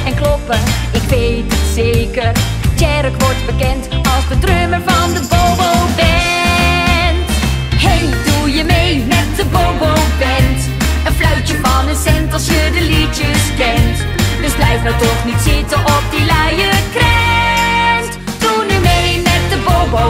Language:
Dutch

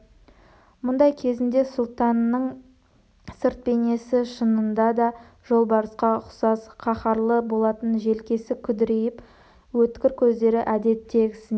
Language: Kazakh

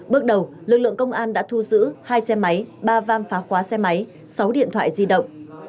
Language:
Vietnamese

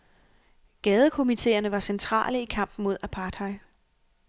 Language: Danish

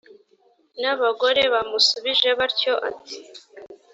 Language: Kinyarwanda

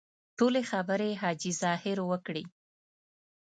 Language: Pashto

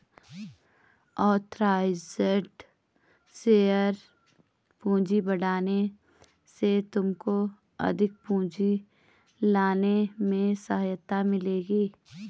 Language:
Hindi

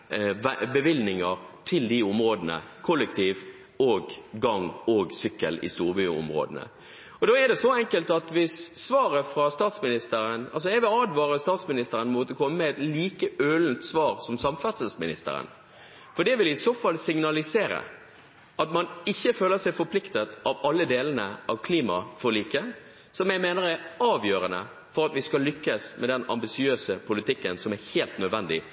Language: Norwegian Bokmål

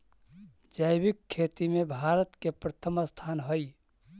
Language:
Magahi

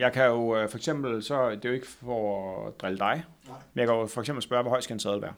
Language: Danish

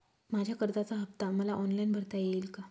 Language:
Marathi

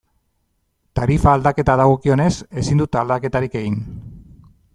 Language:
Basque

